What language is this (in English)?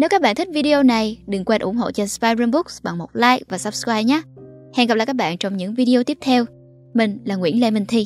Vietnamese